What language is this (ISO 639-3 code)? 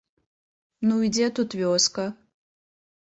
bel